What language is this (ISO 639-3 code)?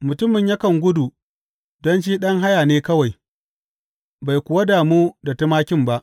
hau